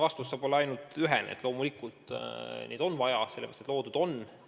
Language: Estonian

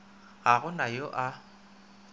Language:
Northern Sotho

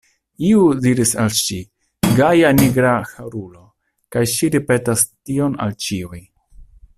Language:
Esperanto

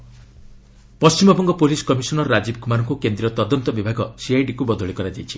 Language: Odia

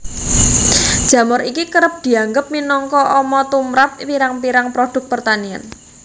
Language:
Javanese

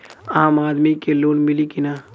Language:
Bhojpuri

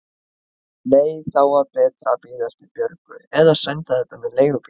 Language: Icelandic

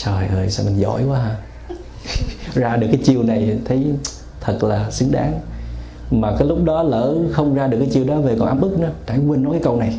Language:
Vietnamese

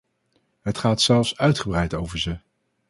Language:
Dutch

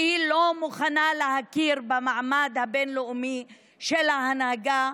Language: Hebrew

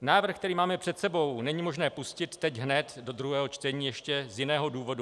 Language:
Czech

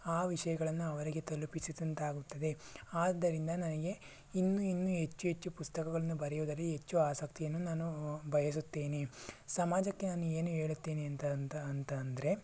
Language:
Kannada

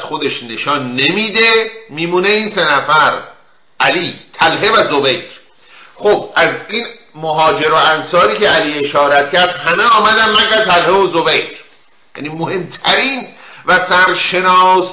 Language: Persian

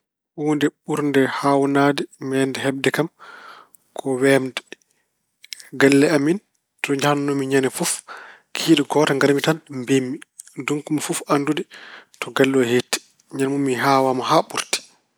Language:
Fula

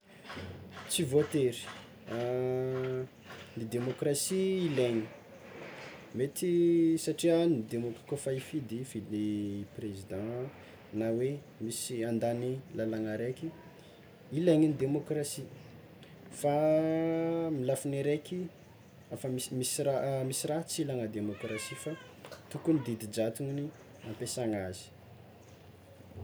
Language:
Tsimihety Malagasy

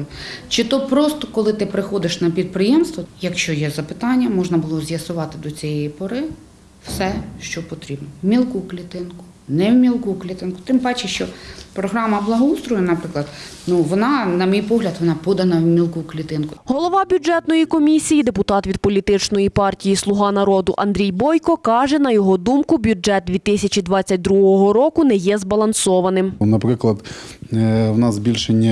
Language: Ukrainian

